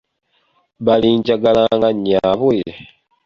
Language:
Ganda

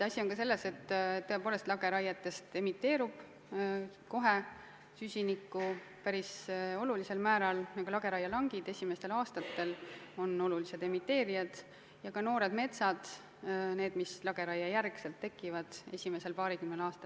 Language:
Estonian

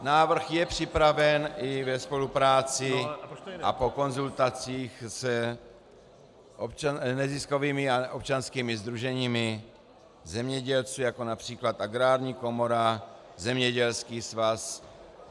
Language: Czech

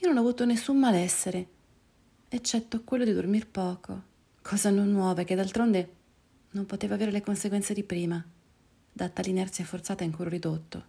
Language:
Italian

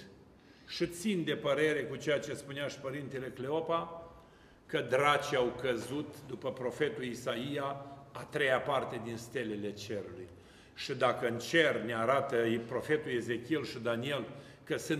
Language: Romanian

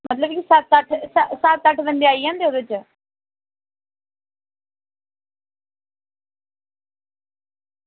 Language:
Dogri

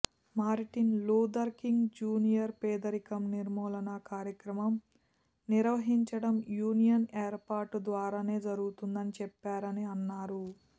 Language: Telugu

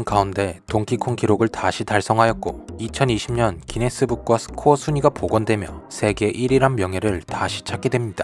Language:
Korean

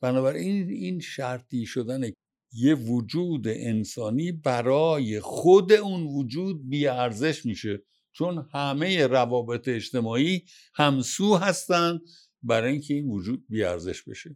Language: Persian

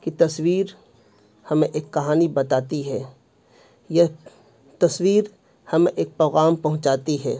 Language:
Urdu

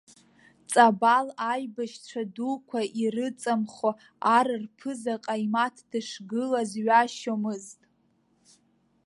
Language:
Abkhazian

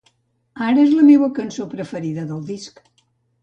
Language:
Catalan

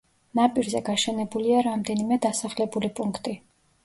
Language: Georgian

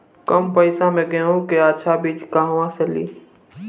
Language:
Bhojpuri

